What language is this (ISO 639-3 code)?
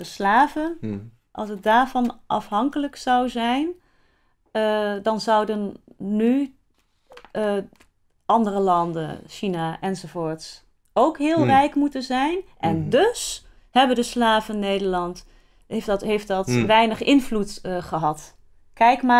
nld